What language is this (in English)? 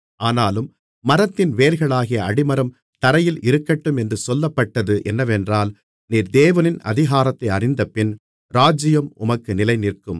Tamil